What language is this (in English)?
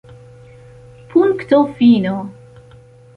Esperanto